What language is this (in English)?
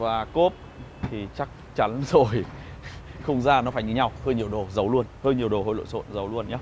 Vietnamese